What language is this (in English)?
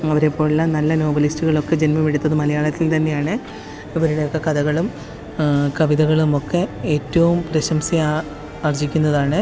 Malayalam